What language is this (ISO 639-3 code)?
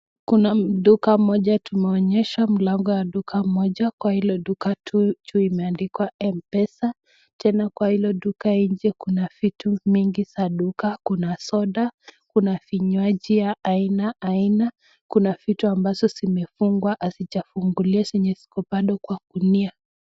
swa